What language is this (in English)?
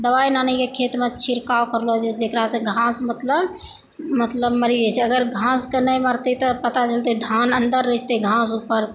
Maithili